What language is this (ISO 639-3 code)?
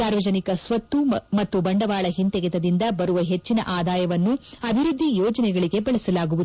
kan